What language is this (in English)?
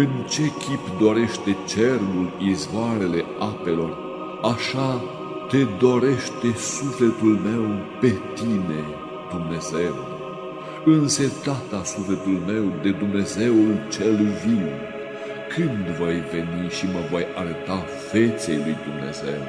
Romanian